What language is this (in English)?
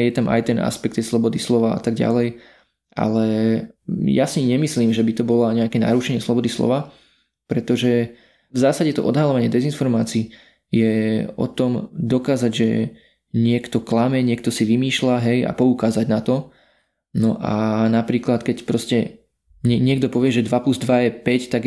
Slovak